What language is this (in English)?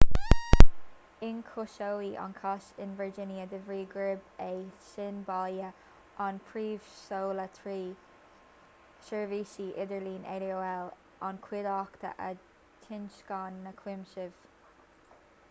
Irish